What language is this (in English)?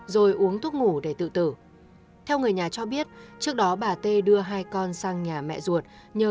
Vietnamese